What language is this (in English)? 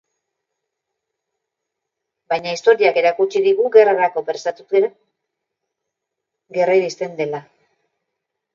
Basque